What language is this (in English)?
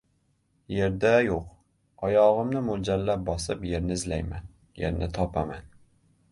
Uzbek